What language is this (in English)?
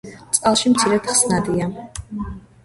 Georgian